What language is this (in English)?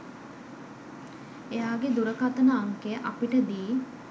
Sinhala